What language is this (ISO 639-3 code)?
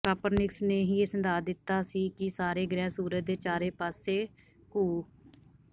pan